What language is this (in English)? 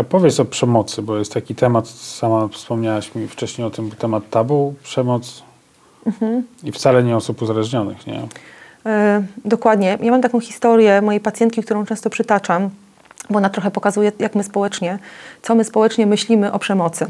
Polish